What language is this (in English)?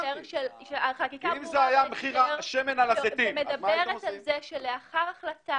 Hebrew